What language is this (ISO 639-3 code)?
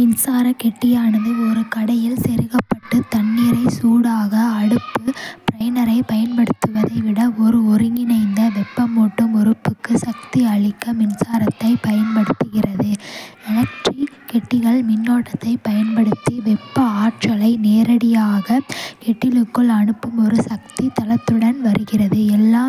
kfe